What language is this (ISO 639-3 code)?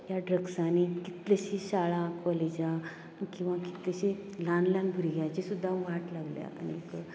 kok